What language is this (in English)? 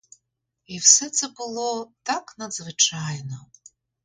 Ukrainian